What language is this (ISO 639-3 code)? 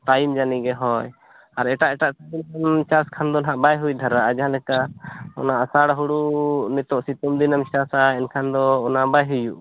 sat